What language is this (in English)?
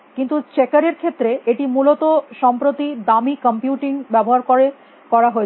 Bangla